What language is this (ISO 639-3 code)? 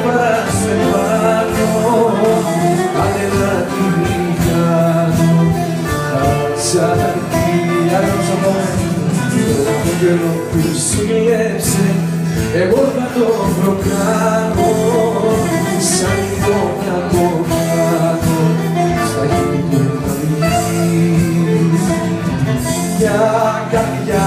ell